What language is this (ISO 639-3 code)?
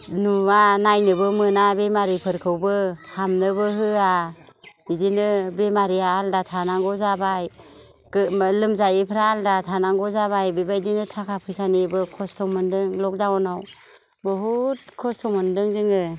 brx